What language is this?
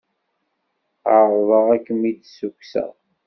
Kabyle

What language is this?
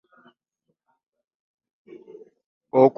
Ganda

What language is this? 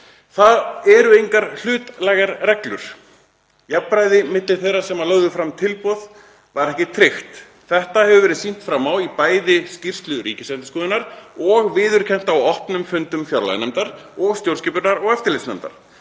Icelandic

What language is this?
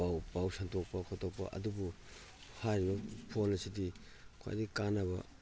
Manipuri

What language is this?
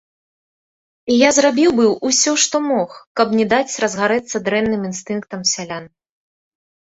Belarusian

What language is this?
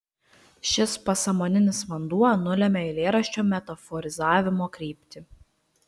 Lithuanian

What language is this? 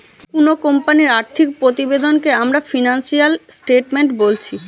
Bangla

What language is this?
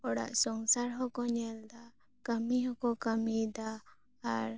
Santali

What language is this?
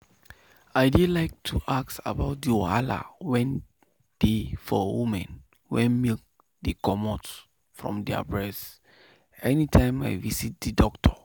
Nigerian Pidgin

